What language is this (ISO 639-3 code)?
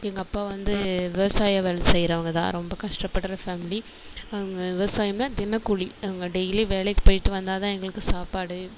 tam